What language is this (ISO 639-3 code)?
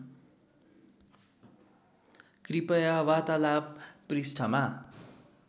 nep